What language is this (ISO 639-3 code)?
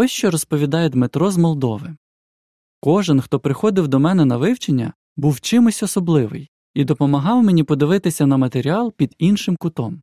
ukr